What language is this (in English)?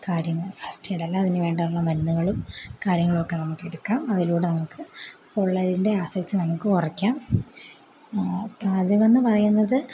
Malayalam